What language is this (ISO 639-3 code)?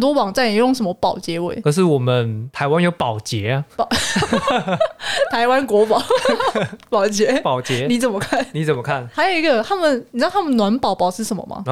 zho